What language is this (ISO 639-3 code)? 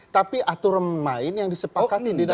ind